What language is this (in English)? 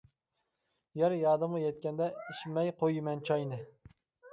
Uyghur